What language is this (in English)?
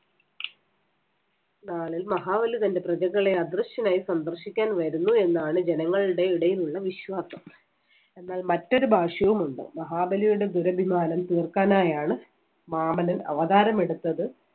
Malayalam